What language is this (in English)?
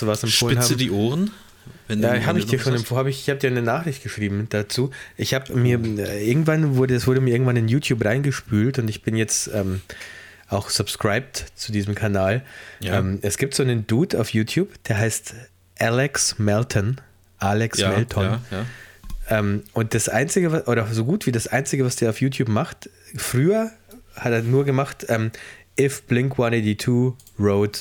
German